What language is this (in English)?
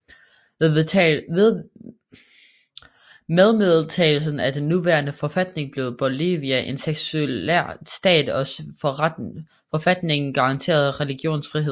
Danish